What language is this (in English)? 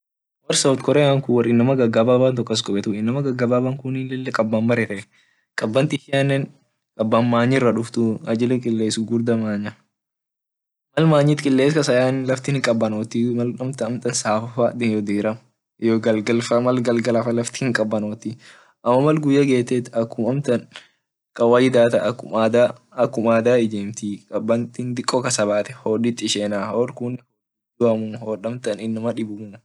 Orma